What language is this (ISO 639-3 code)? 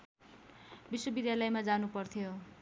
nep